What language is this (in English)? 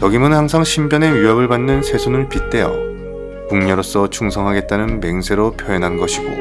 Korean